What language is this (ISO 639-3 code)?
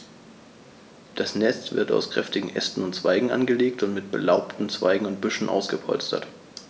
deu